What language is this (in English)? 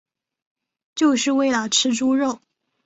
Chinese